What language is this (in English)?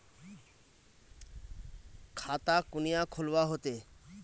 Magahi